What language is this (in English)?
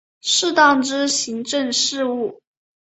Chinese